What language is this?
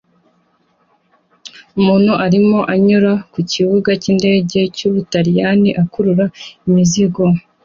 Kinyarwanda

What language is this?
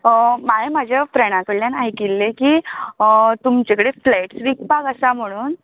Konkani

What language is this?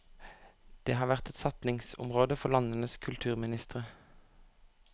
Norwegian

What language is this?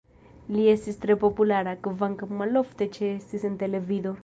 Esperanto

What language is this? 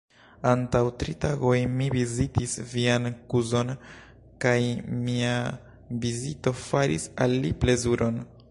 Esperanto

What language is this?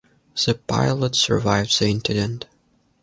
English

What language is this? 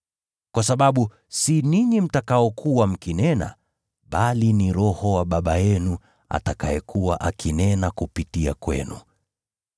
Swahili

